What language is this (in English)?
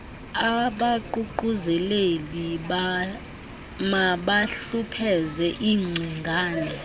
Xhosa